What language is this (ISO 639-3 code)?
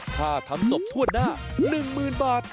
tha